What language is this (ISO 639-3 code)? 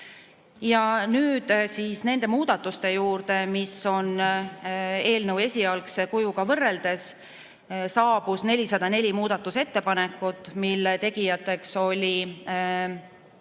est